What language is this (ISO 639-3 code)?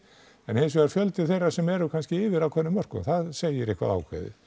isl